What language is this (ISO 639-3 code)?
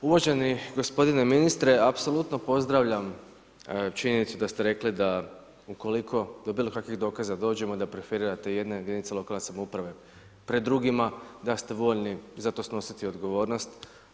hrv